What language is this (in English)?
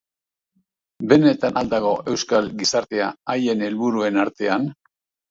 Basque